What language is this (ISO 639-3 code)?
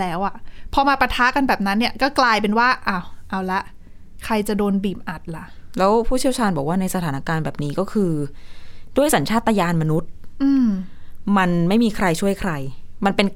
tha